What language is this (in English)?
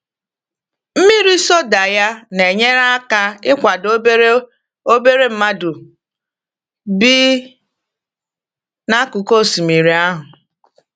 Igbo